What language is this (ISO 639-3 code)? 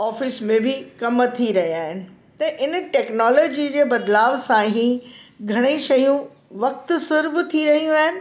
snd